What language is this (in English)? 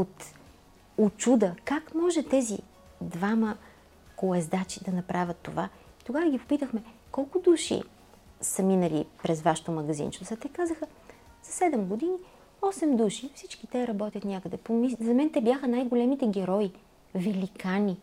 Bulgarian